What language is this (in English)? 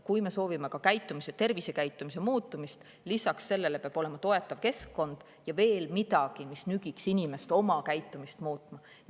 Estonian